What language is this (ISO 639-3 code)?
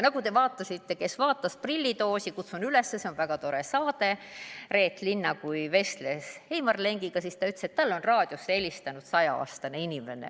est